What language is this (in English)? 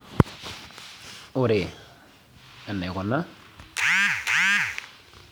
Masai